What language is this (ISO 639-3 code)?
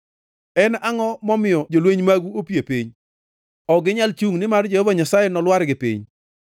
luo